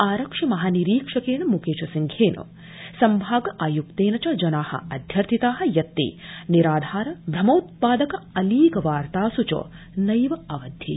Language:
Sanskrit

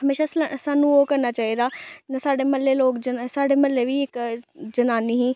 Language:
Dogri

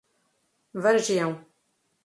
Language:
Portuguese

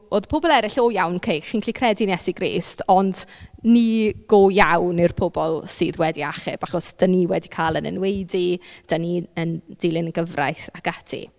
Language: Welsh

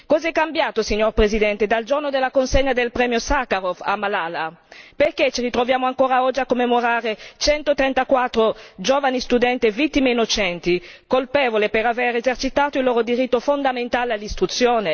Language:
Italian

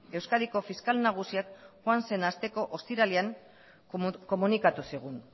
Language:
Basque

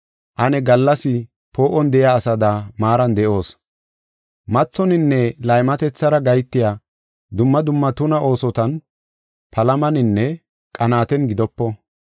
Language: Gofa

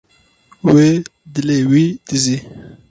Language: Kurdish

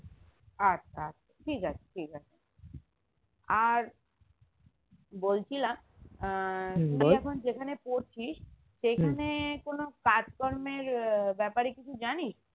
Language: Bangla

